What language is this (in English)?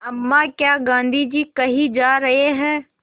Hindi